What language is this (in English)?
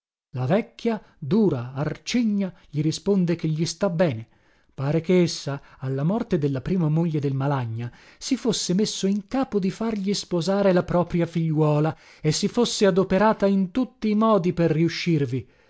Italian